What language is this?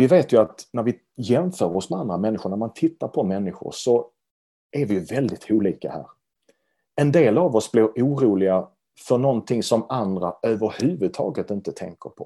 Swedish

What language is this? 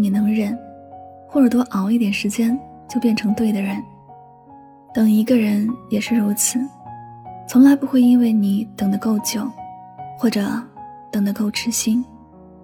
Chinese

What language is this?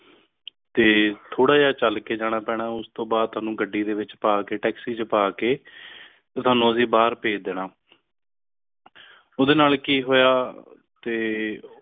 Punjabi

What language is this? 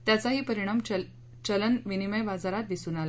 Marathi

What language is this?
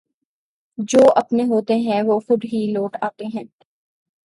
Urdu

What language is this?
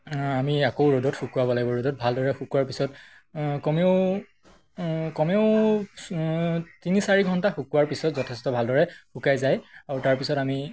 Assamese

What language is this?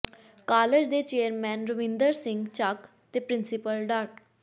Punjabi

